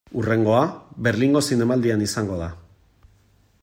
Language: Basque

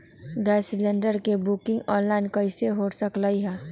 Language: Magahi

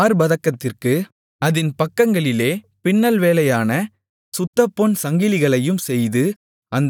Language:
Tamil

